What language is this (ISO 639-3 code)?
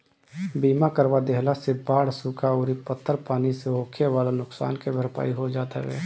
bho